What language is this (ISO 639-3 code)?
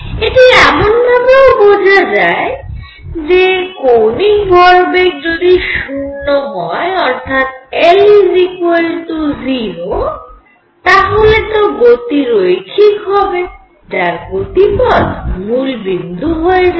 ben